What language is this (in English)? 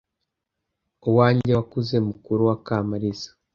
Kinyarwanda